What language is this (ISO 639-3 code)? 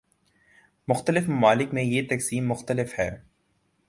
urd